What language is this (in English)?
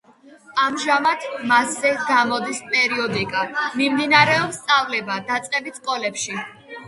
Georgian